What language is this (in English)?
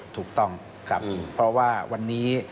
Thai